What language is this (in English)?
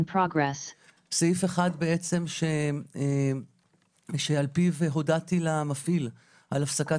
Hebrew